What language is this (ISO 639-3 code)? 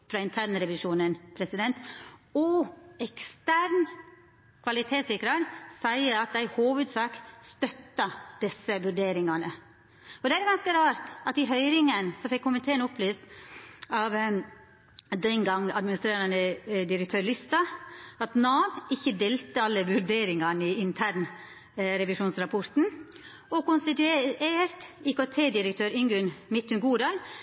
nno